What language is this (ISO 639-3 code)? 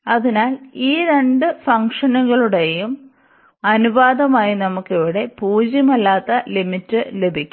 mal